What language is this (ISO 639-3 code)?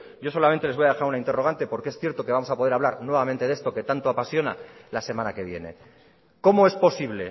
spa